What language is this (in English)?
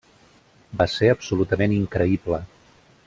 Catalan